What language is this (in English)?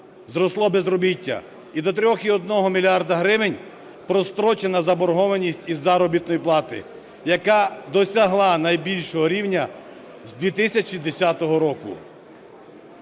Ukrainian